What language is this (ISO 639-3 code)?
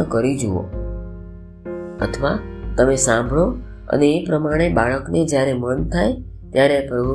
guj